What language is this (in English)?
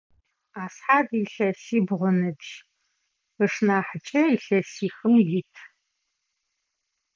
Adyghe